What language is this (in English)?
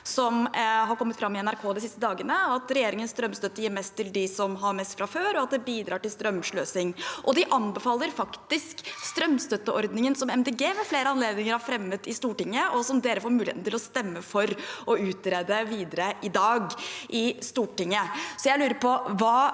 Norwegian